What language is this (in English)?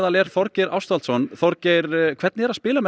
Icelandic